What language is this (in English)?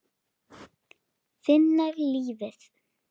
Icelandic